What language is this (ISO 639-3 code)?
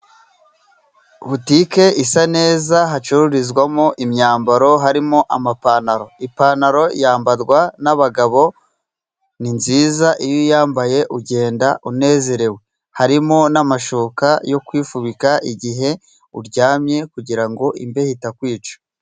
kin